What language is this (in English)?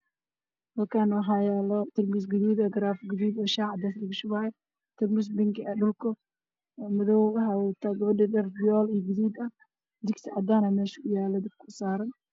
Somali